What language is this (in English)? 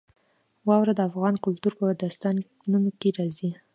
Pashto